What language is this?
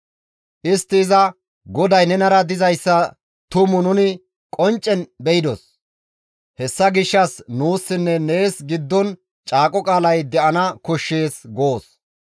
Gamo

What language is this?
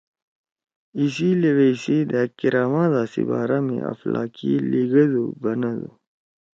Torwali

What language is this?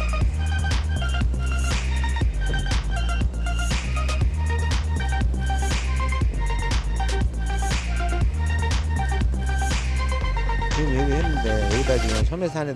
Korean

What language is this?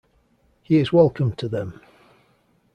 English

